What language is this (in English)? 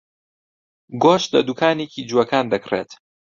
Central Kurdish